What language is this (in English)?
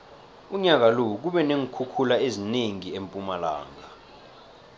South Ndebele